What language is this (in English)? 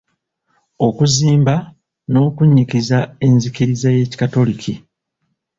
Ganda